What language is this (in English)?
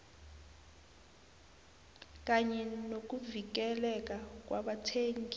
South Ndebele